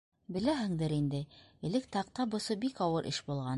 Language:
Bashkir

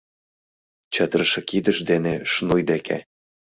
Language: Mari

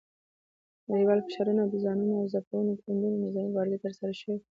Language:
Pashto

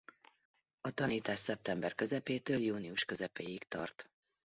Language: Hungarian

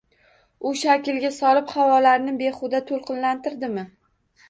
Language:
Uzbek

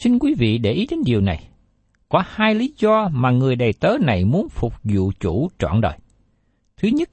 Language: Vietnamese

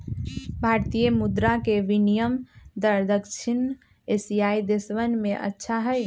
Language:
Magahi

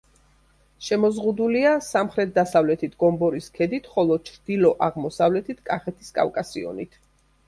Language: Georgian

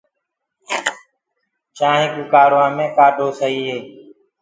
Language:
Gurgula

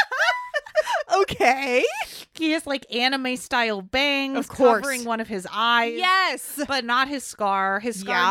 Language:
English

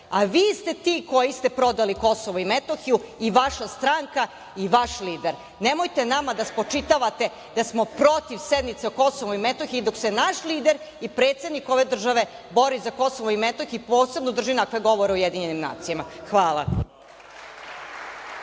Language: Serbian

